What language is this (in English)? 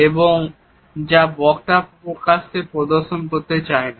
Bangla